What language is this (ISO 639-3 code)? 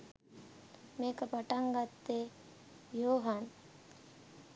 sin